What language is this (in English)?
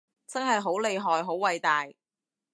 Cantonese